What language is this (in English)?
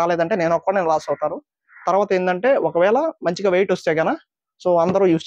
Telugu